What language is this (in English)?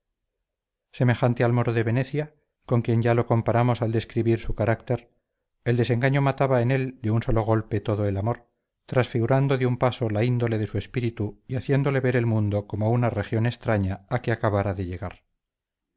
Spanish